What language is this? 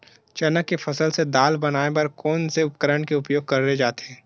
Chhattisgarhi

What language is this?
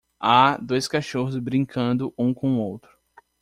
Portuguese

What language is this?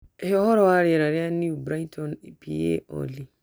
Kikuyu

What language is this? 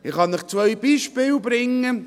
Swiss German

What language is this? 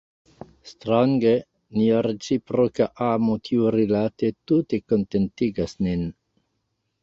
Esperanto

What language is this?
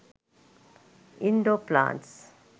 Sinhala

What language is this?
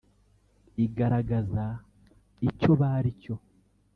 Kinyarwanda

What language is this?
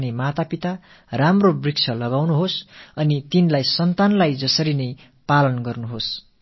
Tamil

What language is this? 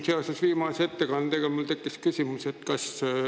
Estonian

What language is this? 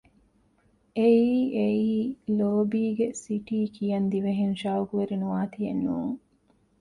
Divehi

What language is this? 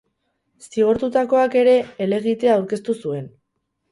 Basque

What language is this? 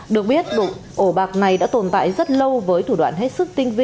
Vietnamese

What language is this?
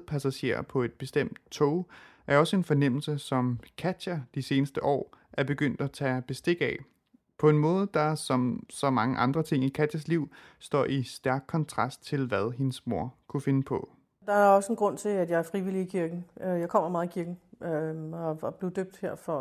Danish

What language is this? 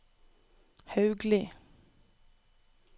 Norwegian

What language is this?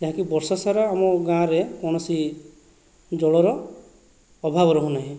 Odia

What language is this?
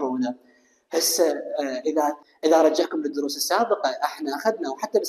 Arabic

